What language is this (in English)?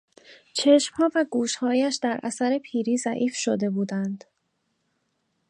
Persian